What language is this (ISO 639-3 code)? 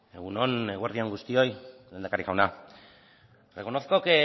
eus